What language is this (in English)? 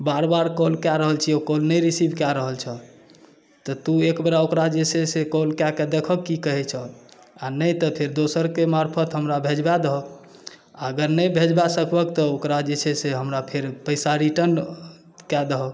Maithili